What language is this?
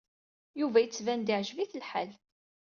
Kabyle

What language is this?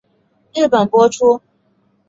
Chinese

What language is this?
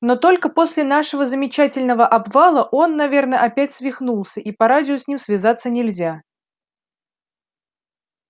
Russian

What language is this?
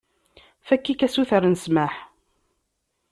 Kabyle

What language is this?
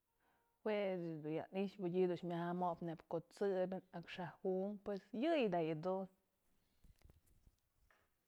Mazatlán Mixe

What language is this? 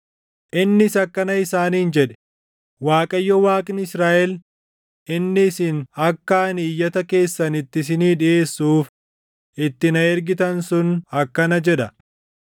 Oromo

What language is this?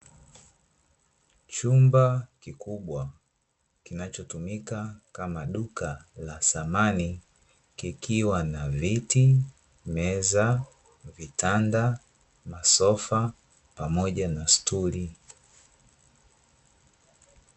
Swahili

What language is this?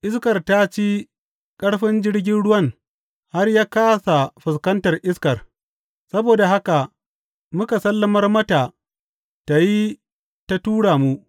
Hausa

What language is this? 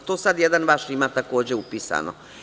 Serbian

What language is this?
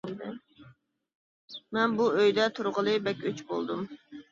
Uyghur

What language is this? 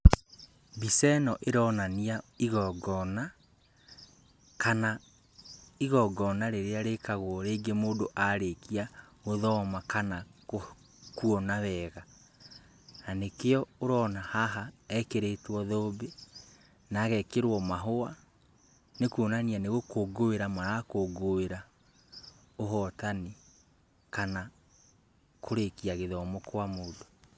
Kikuyu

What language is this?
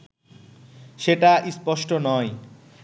Bangla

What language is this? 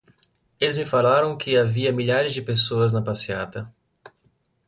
Portuguese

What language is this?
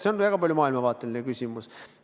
Estonian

